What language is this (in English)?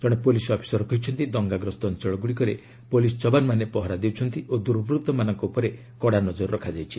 Odia